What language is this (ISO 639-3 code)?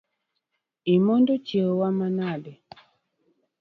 luo